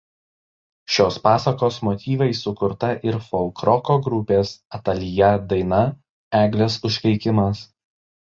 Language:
Lithuanian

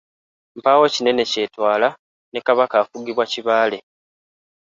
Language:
Ganda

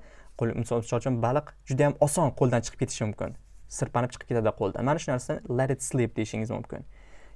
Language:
Uzbek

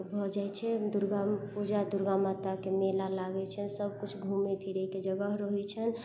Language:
Maithili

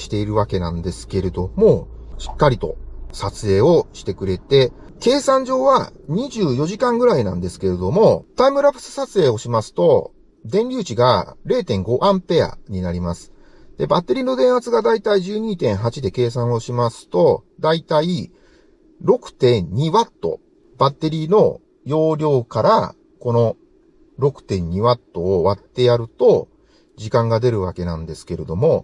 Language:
Japanese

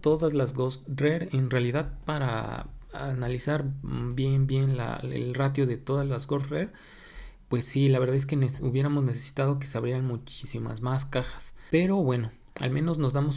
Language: Spanish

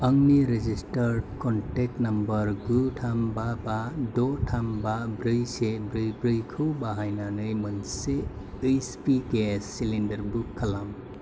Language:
Bodo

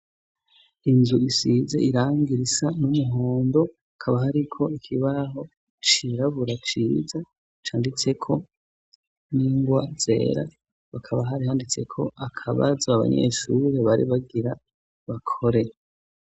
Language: Rundi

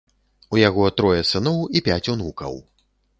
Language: Belarusian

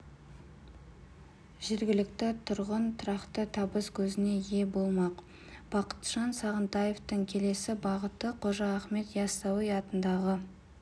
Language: Kazakh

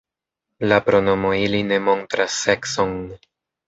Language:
Esperanto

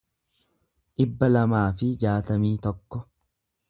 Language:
Oromo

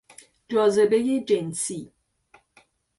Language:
Persian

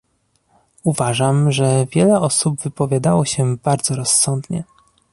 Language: Polish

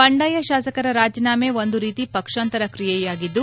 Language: Kannada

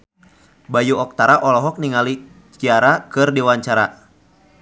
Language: Sundanese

